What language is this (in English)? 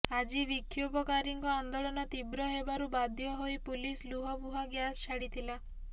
Odia